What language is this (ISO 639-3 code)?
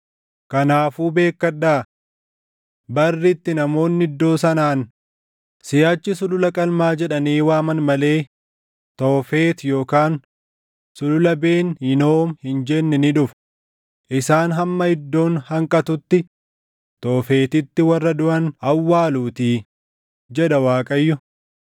orm